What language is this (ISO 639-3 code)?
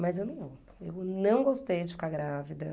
por